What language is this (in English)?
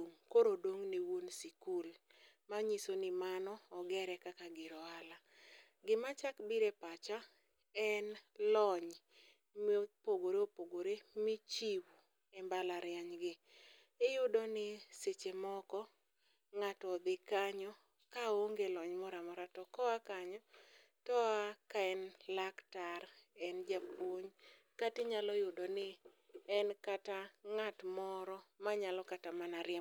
Luo (Kenya and Tanzania)